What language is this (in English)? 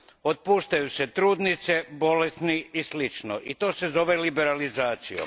Croatian